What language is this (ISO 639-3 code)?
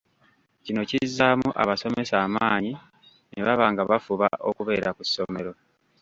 lug